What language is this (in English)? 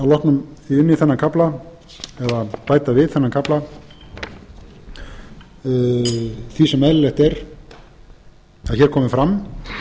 Icelandic